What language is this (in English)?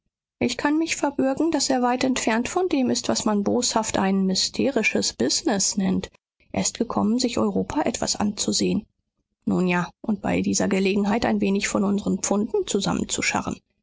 German